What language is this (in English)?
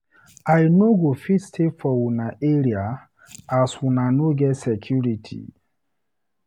Nigerian Pidgin